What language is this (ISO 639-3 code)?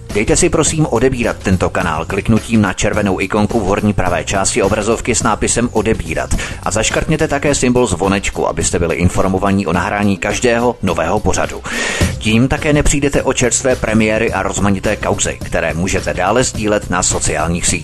ces